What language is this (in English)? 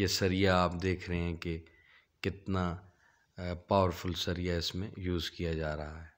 Hindi